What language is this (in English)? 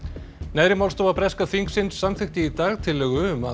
Icelandic